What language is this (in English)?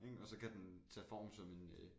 Danish